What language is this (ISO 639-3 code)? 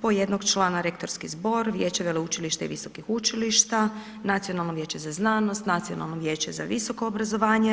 hrv